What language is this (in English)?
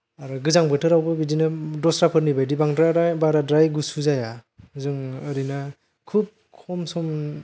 Bodo